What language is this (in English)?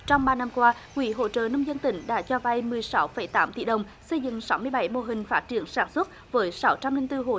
Vietnamese